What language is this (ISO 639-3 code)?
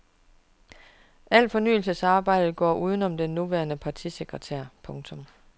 dan